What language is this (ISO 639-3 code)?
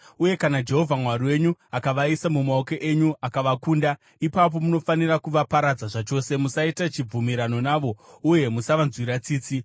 sna